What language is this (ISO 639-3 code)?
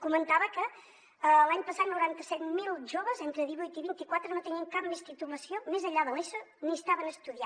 cat